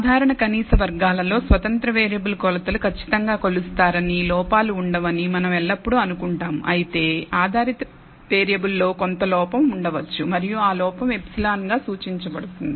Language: Telugu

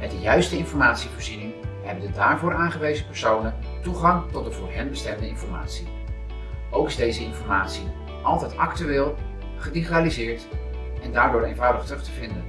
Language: Dutch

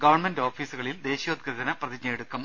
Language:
Malayalam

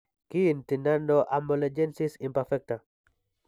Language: Kalenjin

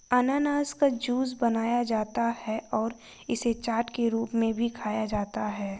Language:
Hindi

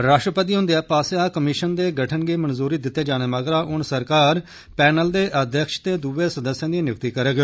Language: Dogri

